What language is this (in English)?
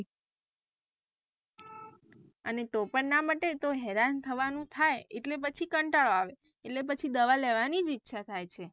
Gujarati